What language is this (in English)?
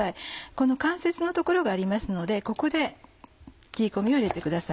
Japanese